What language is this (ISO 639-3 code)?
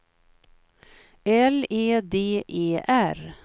swe